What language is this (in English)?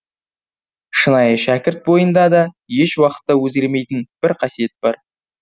Kazakh